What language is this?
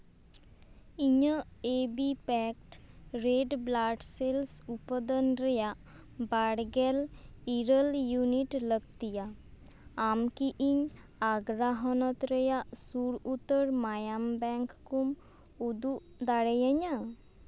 Santali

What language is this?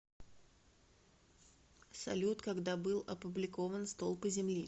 Russian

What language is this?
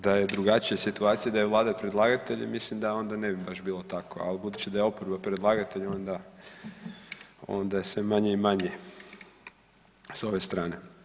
Croatian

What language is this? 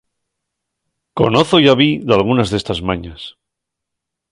Asturian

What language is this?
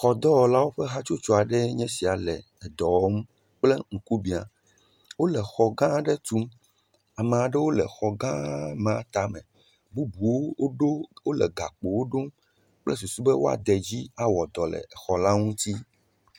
Ewe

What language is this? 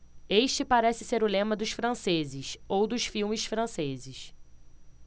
Portuguese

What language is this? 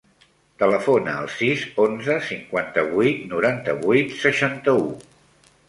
Catalan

